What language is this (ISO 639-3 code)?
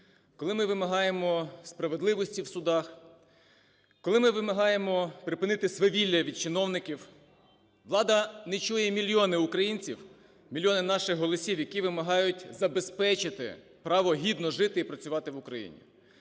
ukr